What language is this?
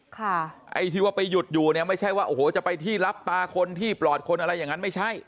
Thai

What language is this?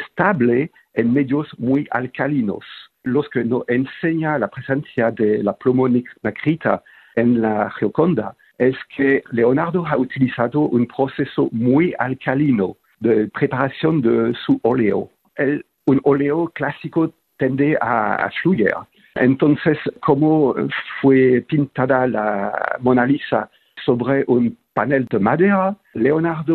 Spanish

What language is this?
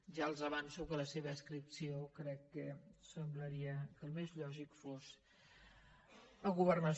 Catalan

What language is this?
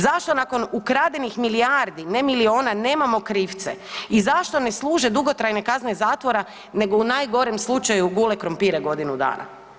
Croatian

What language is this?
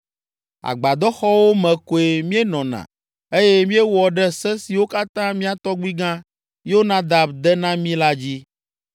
Ewe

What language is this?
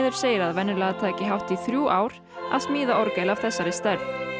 Icelandic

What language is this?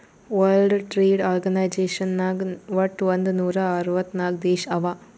Kannada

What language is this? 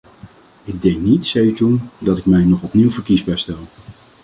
Dutch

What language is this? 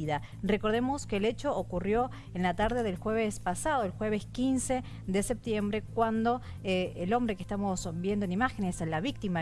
Spanish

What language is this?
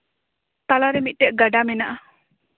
Santali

